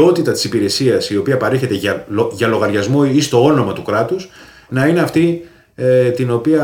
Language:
Greek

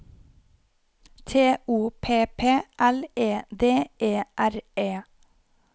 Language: Norwegian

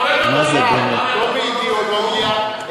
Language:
Hebrew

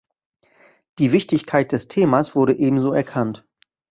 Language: German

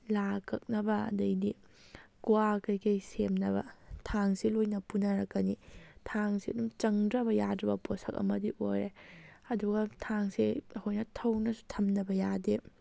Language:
Manipuri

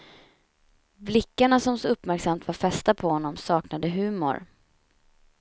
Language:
Swedish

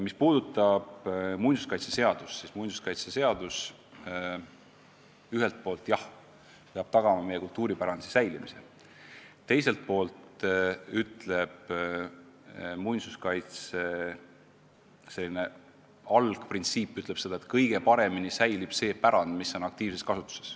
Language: Estonian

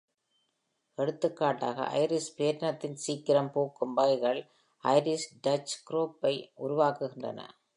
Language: Tamil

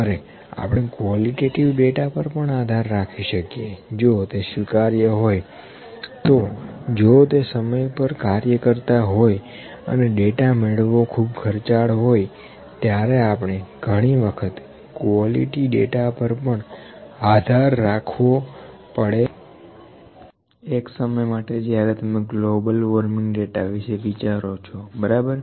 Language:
Gujarati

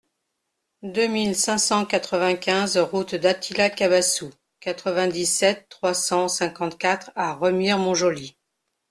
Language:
French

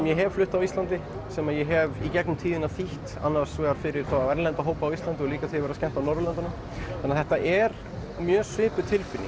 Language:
Icelandic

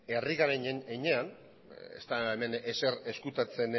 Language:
Basque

